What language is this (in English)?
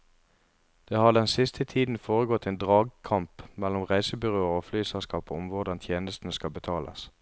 Norwegian